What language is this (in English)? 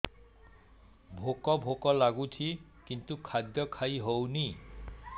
Odia